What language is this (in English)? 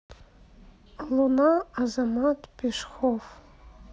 Russian